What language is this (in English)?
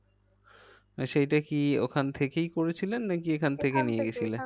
Bangla